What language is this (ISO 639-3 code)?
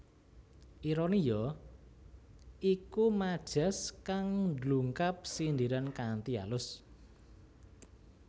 jav